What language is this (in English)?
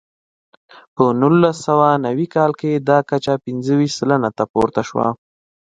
Pashto